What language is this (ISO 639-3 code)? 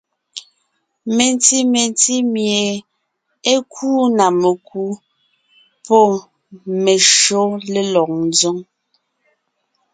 nnh